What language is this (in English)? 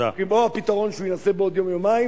Hebrew